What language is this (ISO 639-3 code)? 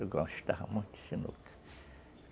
por